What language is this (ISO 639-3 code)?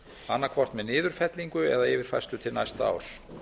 isl